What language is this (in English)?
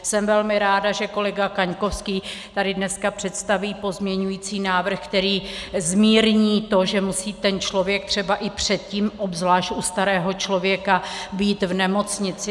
Czech